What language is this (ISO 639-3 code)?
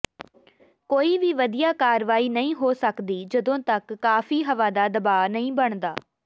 pan